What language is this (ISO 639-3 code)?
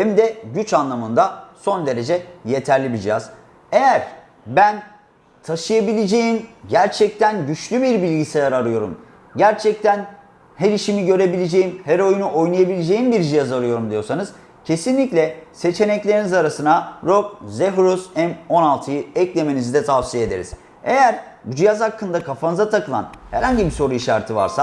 tur